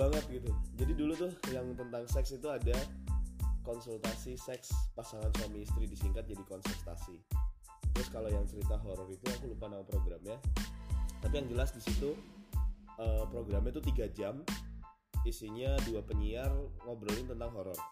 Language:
Indonesian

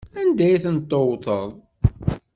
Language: Kabyle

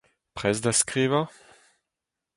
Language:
Breton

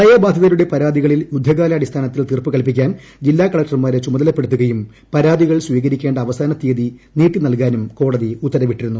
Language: Malayalam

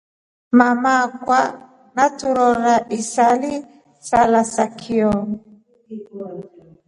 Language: Rombo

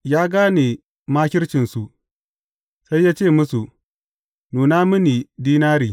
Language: Hausa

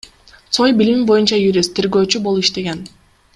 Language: Kyrgyz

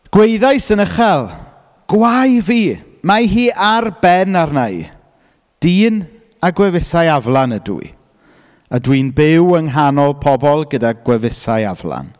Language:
Welsh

